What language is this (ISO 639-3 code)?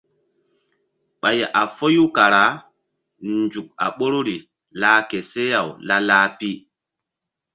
mdd